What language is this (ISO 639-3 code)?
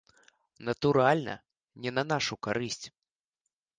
bel